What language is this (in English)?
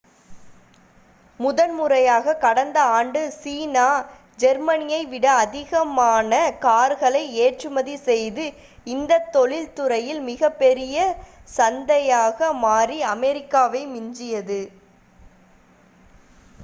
Tamil